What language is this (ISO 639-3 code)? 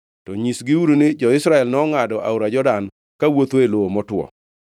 luo